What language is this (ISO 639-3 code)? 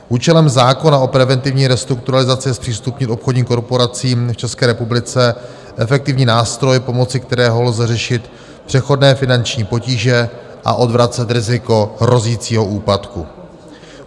ces